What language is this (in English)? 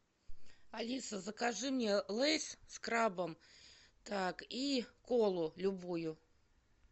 Russian